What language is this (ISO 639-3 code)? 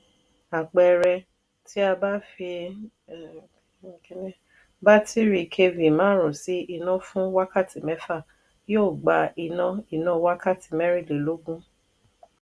yor